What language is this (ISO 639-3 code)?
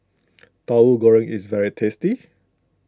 eng